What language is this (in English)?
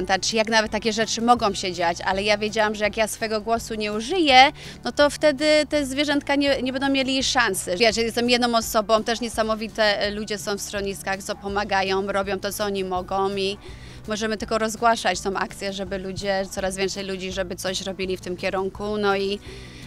Polish